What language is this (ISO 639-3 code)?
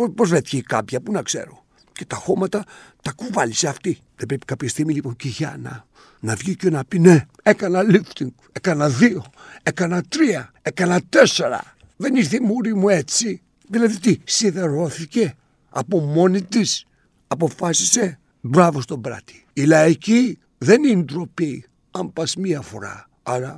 ell